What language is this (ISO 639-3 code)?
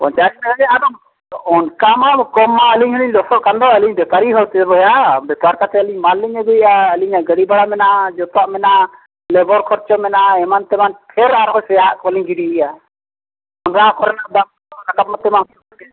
sat